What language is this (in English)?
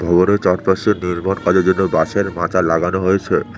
Bangla